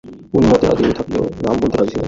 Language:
Bangla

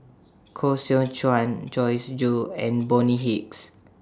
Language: English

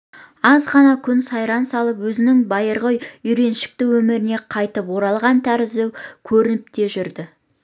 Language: Kazakh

